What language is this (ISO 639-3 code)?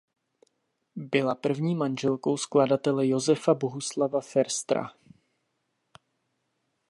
ces